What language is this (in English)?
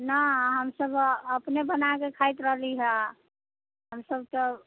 Maithili